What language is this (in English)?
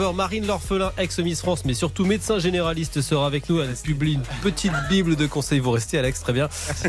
French